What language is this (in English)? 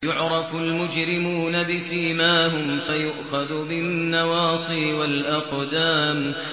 Arabic